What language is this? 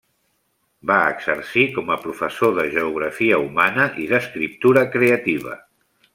Catalan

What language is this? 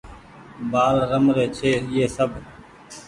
Goaria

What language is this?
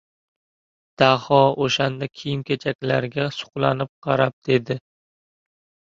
Uzbek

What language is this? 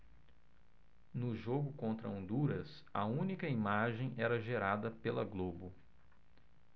Portuguese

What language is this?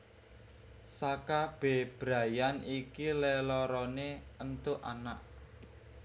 Javanese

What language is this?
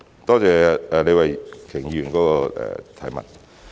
Cantonese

